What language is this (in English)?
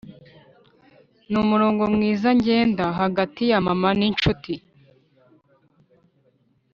Kinyarwanda